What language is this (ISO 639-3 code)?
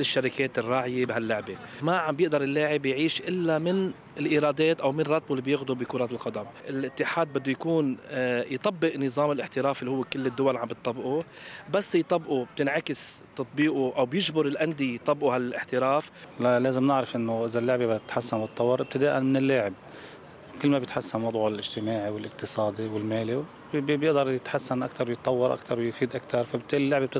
ara